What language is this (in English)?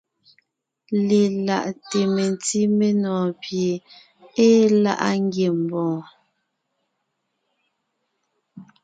Ngiemboon